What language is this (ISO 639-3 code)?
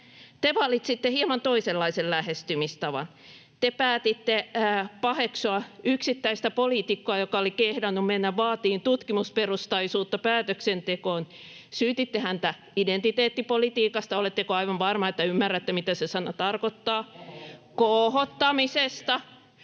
fin